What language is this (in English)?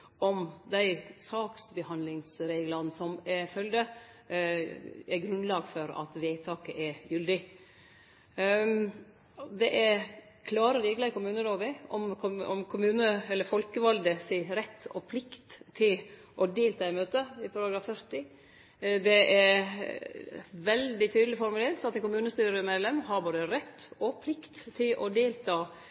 Norwegian Nynorsk